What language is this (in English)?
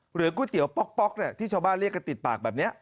Thai